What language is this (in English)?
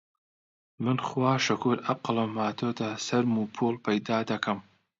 Central Kurdish